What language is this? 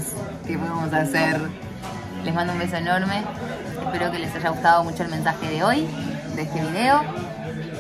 Spanish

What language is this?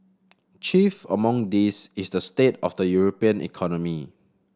English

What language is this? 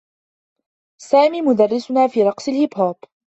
Arabic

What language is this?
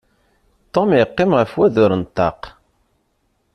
Kabyle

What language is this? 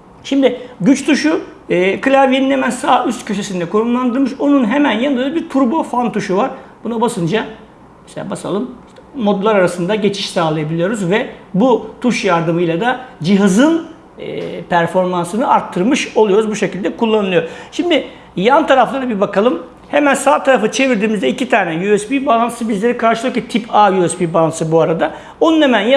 Turkish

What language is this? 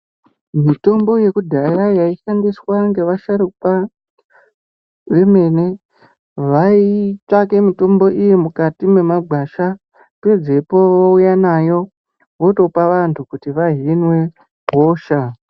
Ndau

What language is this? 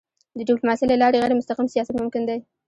Pashto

